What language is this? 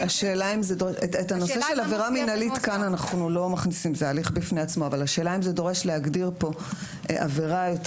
Hebrew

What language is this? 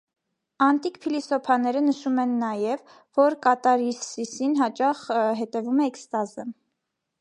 Armenian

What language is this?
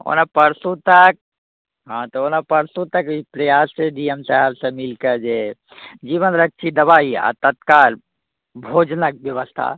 Maithili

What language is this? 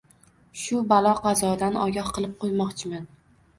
Uzbek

